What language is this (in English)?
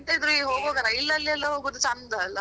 Kannada